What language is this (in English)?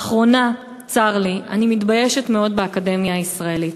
Hebrew